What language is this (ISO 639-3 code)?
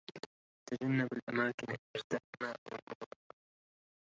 ara